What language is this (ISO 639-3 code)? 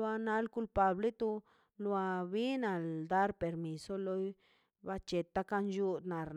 zpy